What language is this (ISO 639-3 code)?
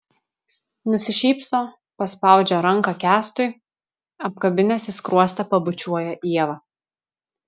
lit